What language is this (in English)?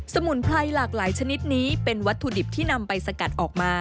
Thai